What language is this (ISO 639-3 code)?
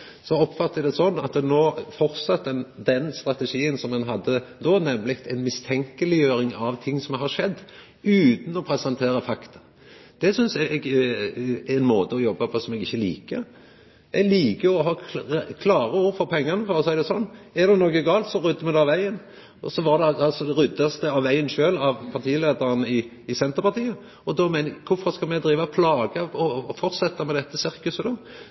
nno